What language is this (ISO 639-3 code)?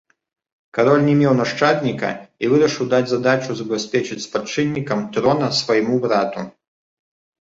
bel